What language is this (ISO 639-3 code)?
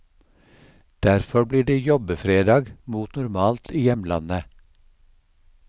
nor